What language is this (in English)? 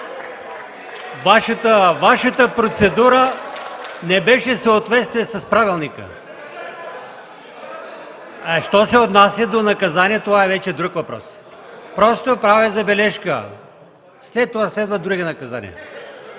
Bulgarian